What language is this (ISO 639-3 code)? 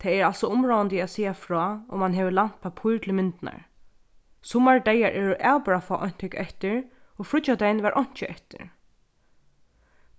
fao